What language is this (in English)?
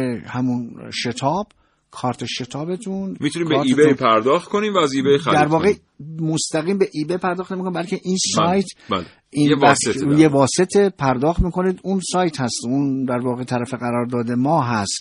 Persian